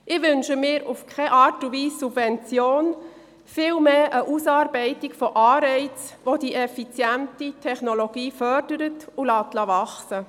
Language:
Swiss German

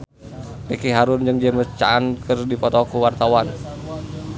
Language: Sundanese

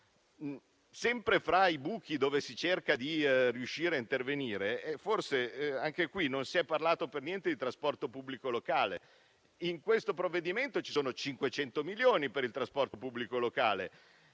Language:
Italian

